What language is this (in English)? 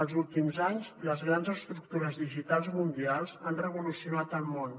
Catalan